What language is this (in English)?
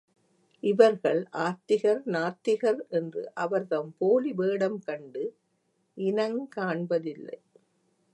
Tamil